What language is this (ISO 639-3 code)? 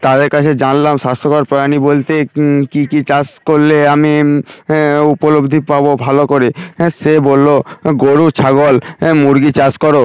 ben